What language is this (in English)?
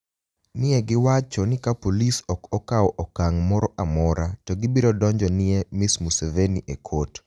Luo (Kenya and Tanzania)